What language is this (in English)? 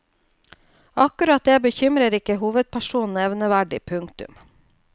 Norwegian